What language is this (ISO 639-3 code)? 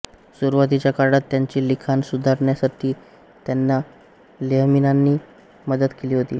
mar